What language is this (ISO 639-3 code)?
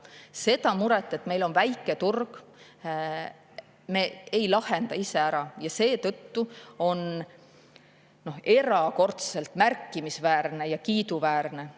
est